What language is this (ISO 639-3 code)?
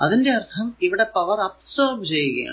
mal